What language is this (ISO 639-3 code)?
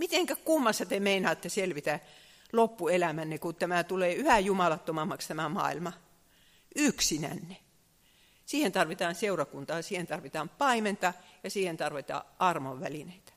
fin